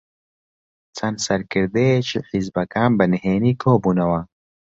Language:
Central Kurdish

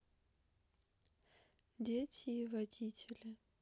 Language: Russian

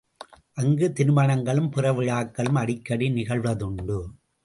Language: Tamil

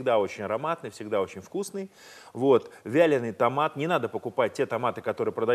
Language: Russian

